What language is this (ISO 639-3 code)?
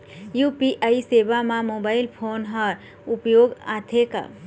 hne